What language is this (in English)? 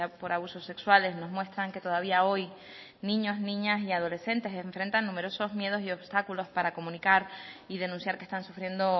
Spanish